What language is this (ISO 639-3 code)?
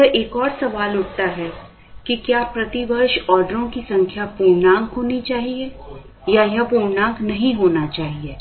hin